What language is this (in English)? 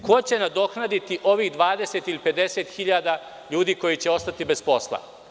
Serbian